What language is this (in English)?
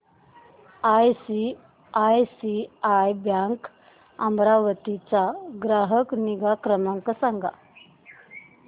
Marathi